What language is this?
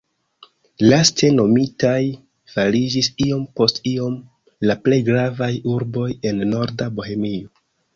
Esperanto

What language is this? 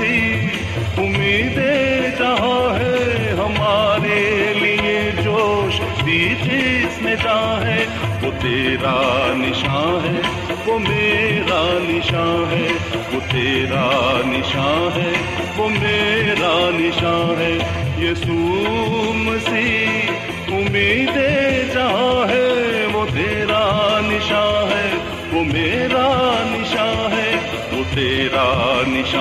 Urdu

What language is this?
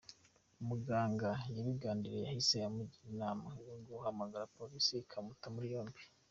Kinyarwanda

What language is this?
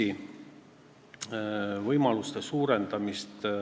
Estonian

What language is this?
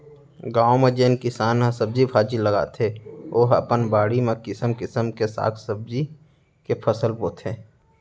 Chhattisgarhi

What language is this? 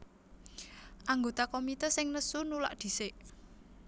Javanese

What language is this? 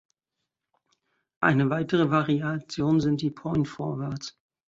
German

